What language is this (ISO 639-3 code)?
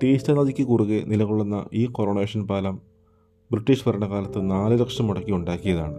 mal